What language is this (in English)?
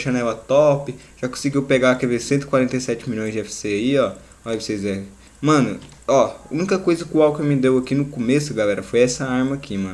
Portuguese